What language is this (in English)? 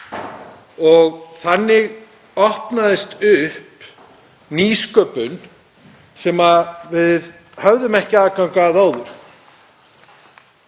Icelandic